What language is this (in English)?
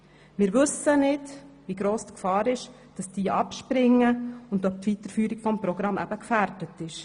Swiss German